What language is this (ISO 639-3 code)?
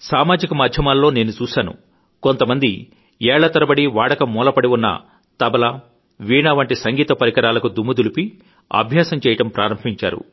tel